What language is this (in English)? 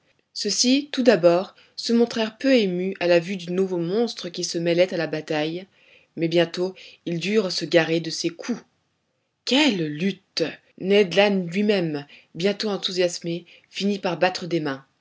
French